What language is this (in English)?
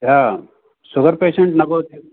Sanskrit